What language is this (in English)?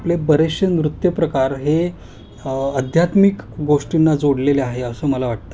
Marathi